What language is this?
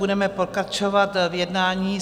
Czech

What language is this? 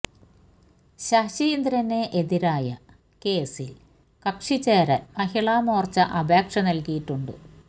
Malayalam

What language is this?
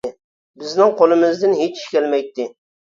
Uyghur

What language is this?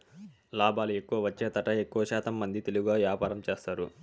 Telugu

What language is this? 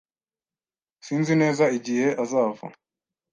Kinyarwanda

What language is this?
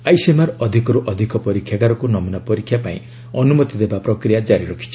Odia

